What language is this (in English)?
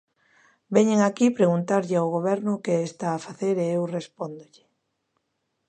Galician